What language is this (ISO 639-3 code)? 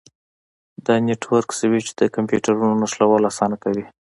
pus